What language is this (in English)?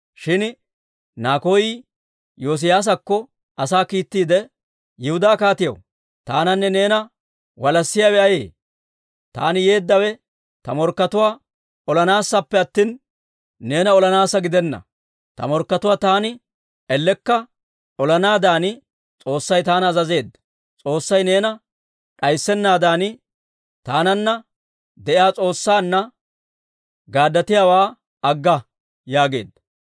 Dawro